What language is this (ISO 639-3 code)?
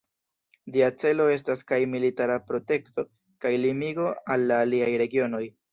epo